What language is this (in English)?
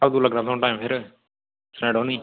Dogri